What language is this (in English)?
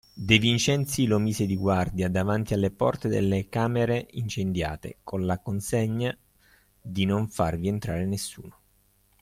Italian